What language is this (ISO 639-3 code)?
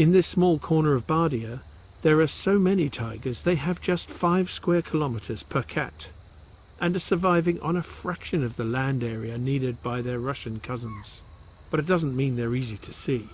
eng